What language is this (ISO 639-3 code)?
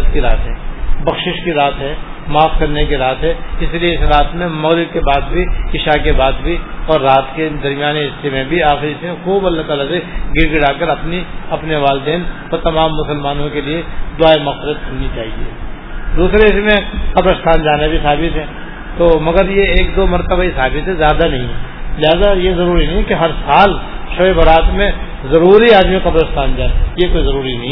urd